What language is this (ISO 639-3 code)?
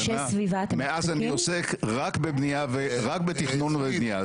heb